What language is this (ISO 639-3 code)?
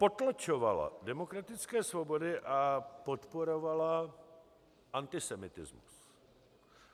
ces